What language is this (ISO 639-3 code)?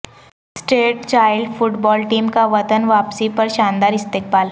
urd